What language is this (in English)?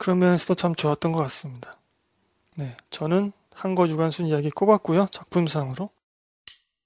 Korean